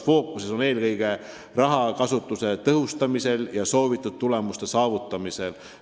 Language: Estonian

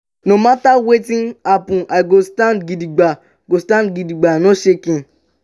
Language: Nigerian Pidgin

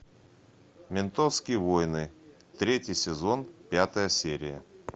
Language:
Russian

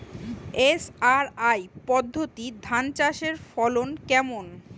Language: Bangla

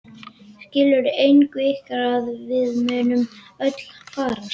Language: Icelandic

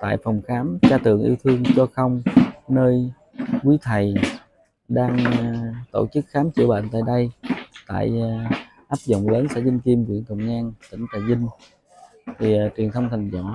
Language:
Vietnamese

